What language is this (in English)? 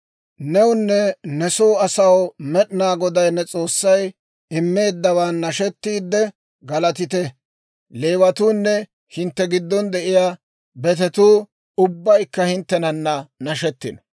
Dawro